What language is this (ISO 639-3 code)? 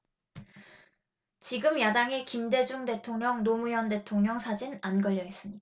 kor